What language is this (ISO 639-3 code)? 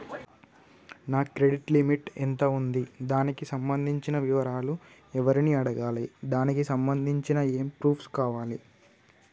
tel